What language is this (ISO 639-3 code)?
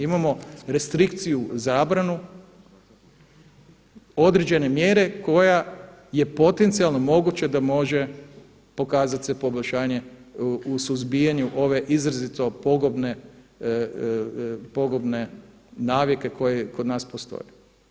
hrv